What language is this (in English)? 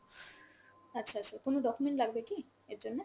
Bangla